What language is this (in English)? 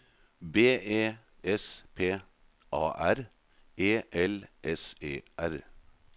Norwegian